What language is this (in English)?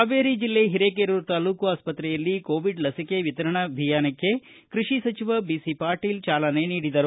Kannada